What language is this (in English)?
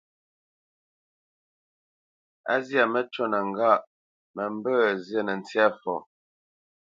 Bamenyam